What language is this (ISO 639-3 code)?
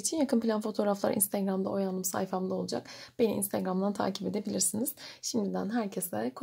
tur